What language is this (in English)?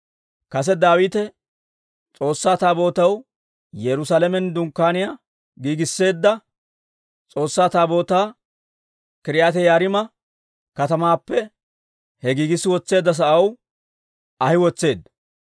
Dawro